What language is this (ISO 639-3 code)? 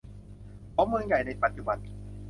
tha